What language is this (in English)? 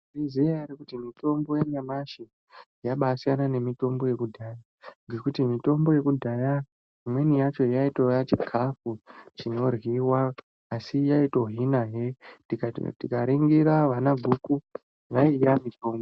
Ndau